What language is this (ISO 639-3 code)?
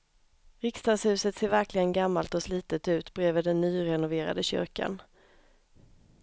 swe